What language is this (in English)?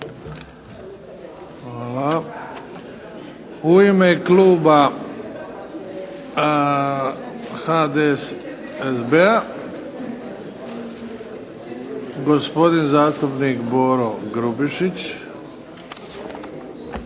Croatian